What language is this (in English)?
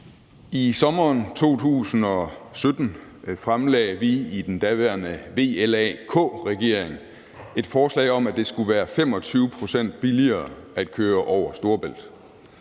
Danish